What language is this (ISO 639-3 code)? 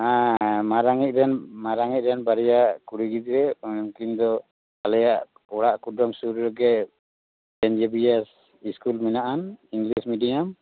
sat